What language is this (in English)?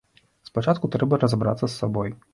Belarusian